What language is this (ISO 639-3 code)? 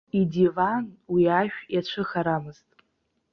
abk